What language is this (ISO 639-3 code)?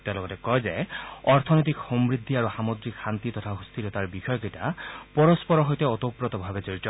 asm